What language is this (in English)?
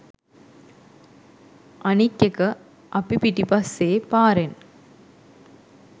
Sinhala